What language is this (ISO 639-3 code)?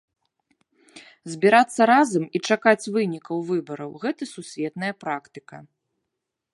bel